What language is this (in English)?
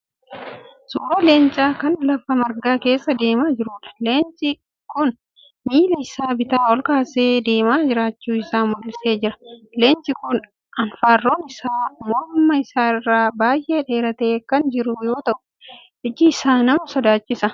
Oromo